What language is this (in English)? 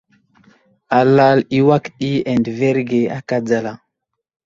Wuzlam